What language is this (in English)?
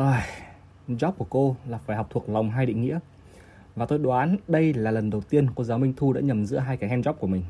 Vietnamese